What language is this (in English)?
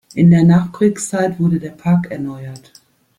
German